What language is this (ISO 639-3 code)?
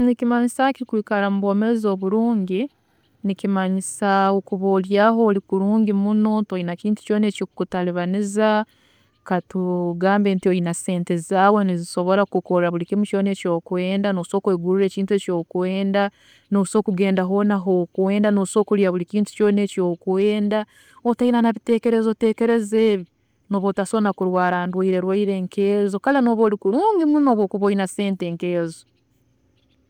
ttj